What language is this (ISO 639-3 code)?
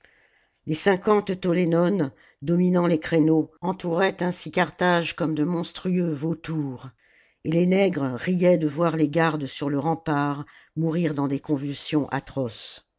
fra